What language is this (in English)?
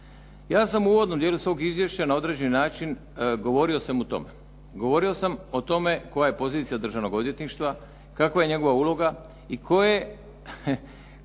Croatian